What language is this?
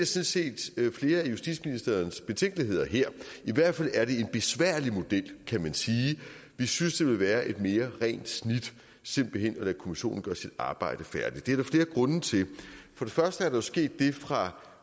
Danish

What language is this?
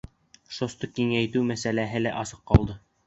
Bashkir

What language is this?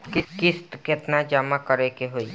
Bhojpuri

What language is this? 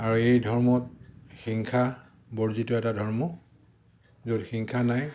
Assamese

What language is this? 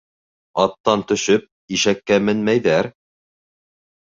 Bashkir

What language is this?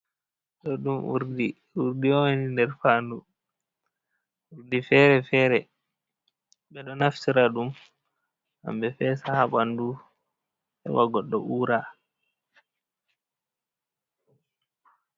Fula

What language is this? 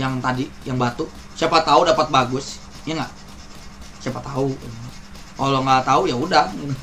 Indonesian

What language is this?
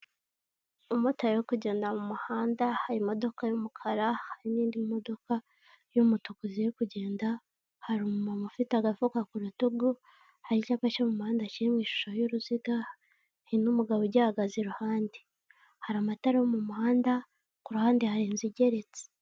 Kinyarwanda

